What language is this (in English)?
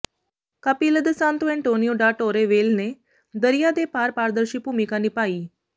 Punjabi